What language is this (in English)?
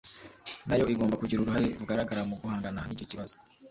Kinyarwanda